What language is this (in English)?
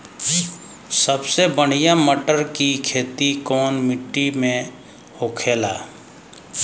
Bhojpuri